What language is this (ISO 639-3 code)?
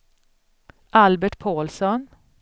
swe